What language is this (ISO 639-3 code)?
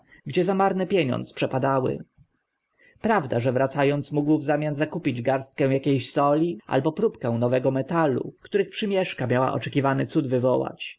pol